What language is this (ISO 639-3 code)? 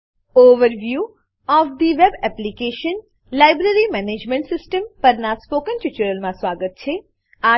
guj